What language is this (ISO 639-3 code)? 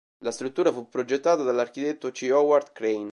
ita